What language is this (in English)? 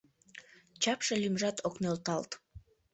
Mari